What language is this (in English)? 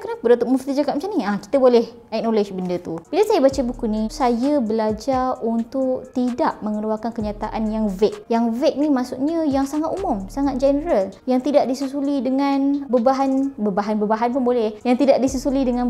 Malay